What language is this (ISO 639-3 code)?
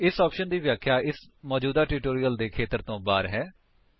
pan